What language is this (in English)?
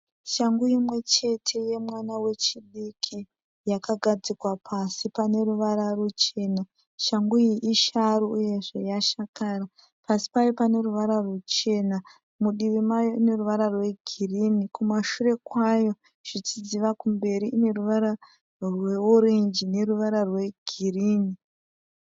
Shona